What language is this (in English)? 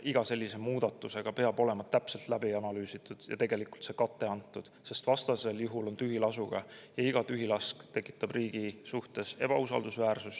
Estonian